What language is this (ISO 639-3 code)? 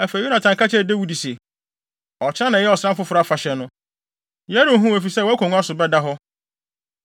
aka